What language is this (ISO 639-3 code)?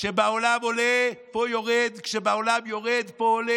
heb